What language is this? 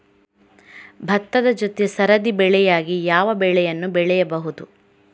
Kannada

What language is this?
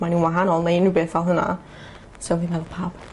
Welsh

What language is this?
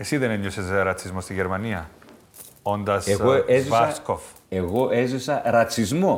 Greek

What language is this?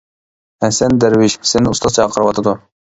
Uyghur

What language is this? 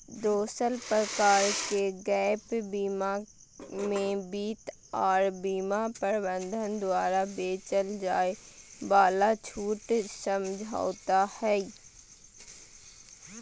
Magahi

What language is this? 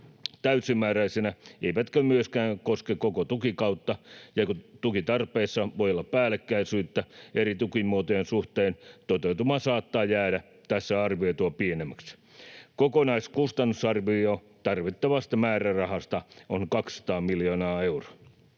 Finnish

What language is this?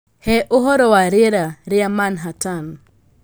Kikuyu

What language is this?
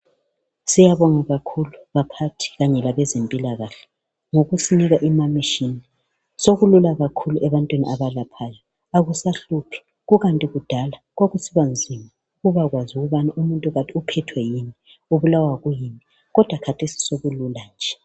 North Ndebele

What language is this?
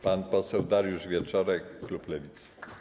Polish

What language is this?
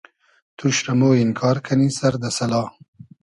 Hazaragi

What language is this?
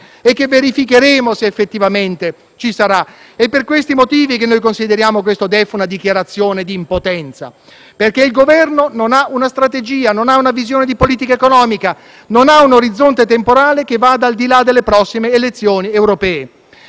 Italian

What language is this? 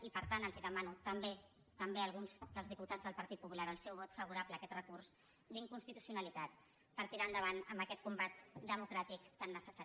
Catalan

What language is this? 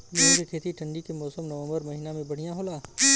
Bhojpuri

